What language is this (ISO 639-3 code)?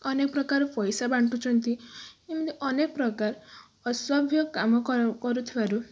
ori